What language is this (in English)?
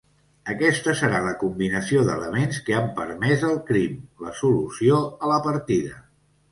Catalan